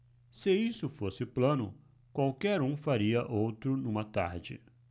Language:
Portuguese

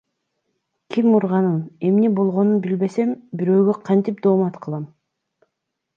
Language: Kyrgyz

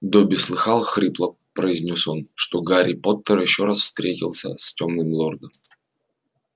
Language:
Russian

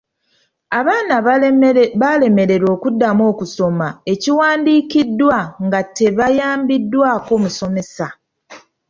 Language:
Ganda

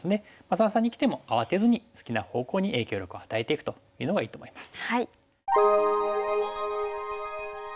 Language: Japanese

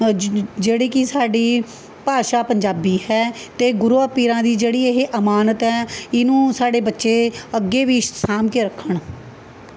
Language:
Punjabi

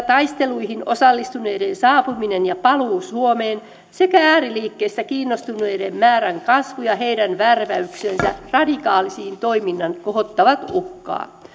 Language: Finnish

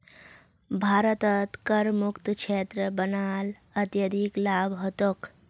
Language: Magahi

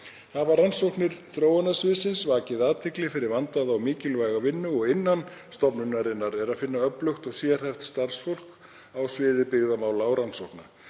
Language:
Icelandic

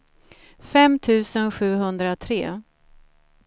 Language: Swedish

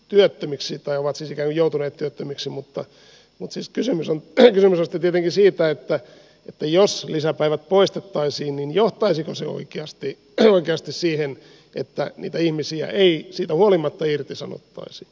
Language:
Finnish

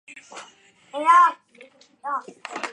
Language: Chinese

